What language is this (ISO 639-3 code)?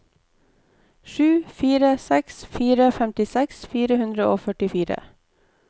nor